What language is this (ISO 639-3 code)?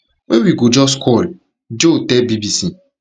pcm